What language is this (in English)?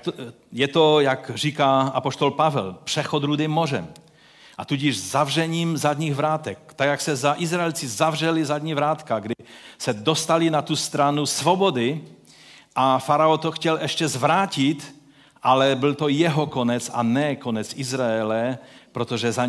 Czech